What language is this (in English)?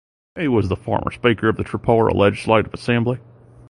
English